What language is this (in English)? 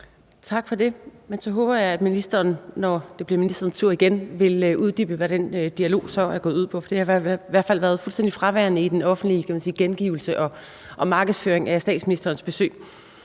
Danish